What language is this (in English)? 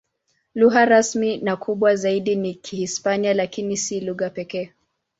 Swahili